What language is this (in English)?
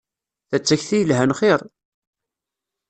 Kabyle